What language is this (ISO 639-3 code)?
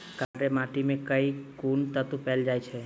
mai